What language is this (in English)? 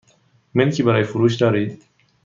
Persian